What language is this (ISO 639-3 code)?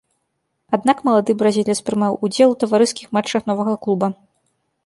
bel